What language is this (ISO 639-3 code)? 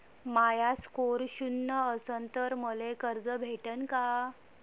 mar